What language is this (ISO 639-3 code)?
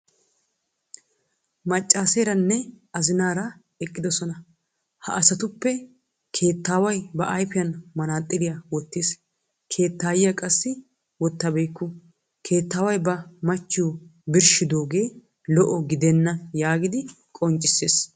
wal